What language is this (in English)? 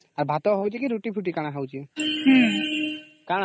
Odia